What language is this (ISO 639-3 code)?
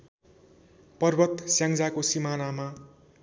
nep